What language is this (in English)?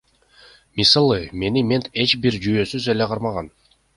Kyrgyz